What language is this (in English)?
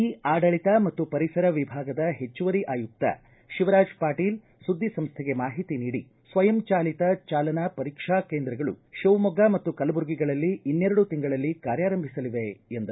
Kannada